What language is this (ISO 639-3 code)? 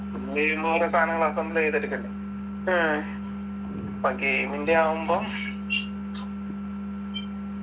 mal